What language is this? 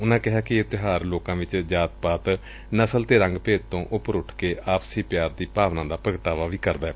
Punjabi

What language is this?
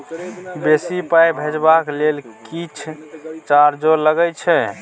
Maithili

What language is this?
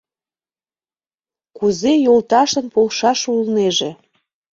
Mari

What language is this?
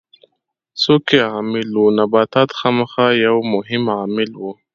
Pashto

